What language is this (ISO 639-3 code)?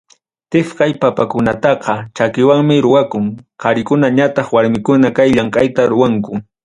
quy